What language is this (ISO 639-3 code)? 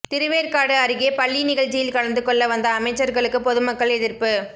tam